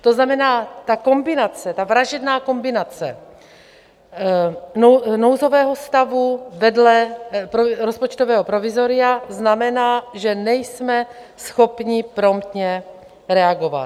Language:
Czech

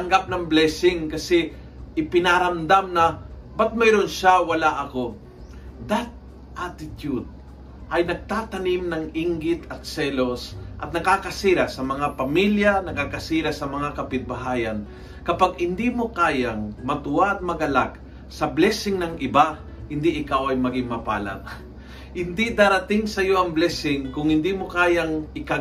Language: Filipino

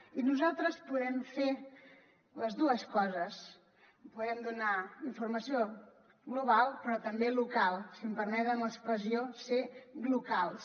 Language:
Catalan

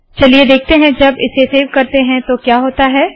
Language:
Hindi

